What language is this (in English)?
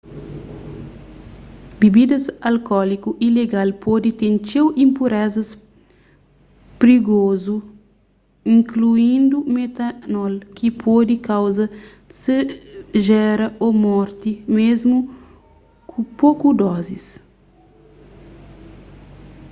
Kabuverdianu